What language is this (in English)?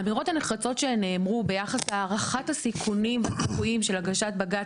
Hebrew